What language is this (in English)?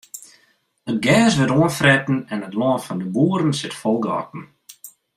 Western Frisian